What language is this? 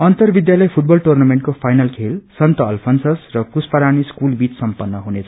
Nepali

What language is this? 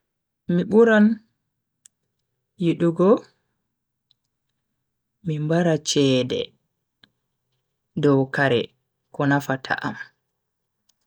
Bagirmi Fulfulde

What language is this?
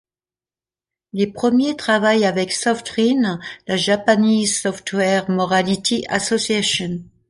French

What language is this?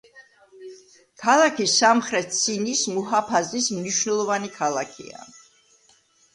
Georgian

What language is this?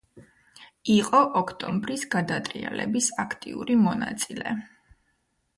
Georgian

